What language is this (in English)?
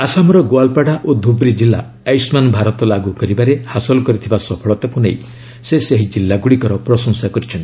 Odia